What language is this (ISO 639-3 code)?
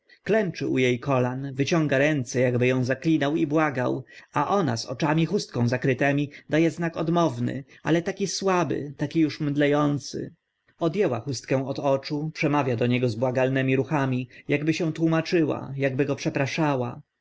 pol